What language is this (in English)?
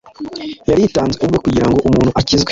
Kinyarwanda